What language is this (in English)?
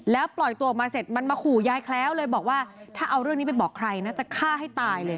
Thai